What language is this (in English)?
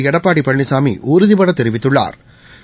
Tamil